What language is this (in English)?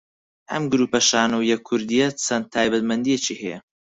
Central Kurdish